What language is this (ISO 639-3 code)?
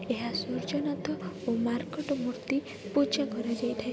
ori